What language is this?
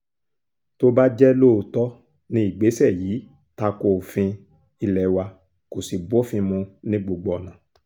Yoruba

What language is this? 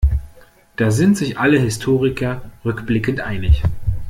German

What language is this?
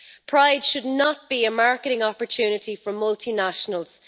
English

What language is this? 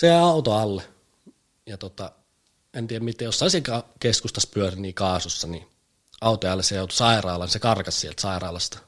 Finnish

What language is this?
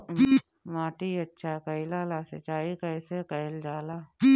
Bhojpuri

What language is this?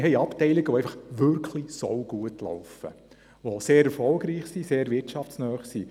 Swiss German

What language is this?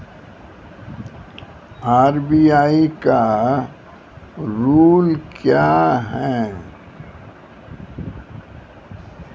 Maithili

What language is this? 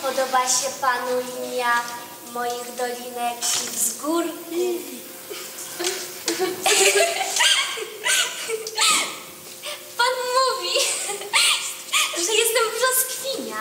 Polish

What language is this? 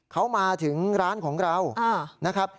Thai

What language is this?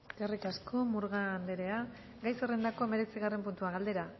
Basque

